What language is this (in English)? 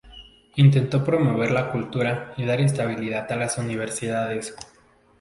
Spanish